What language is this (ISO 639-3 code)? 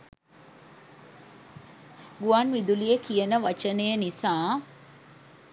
sin